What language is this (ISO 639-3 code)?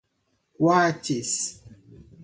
por